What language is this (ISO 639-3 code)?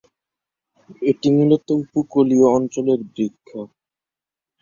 ben